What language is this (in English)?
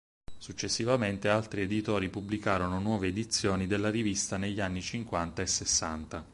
Italian